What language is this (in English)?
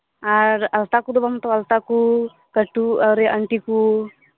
Santali